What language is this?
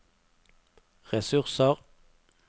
Norwegian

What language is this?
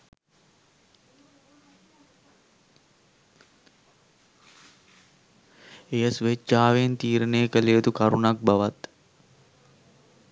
Sinhala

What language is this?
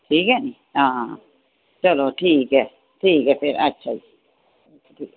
Dogri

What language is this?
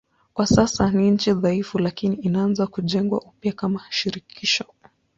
Swahili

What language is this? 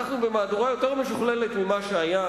Hebrew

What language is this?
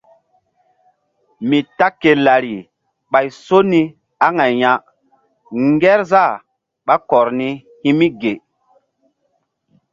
Mbum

